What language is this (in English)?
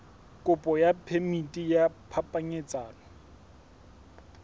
Southern Sotho